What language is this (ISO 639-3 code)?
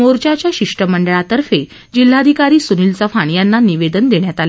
mar